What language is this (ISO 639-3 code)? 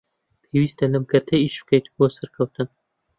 ckb